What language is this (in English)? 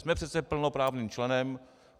Czech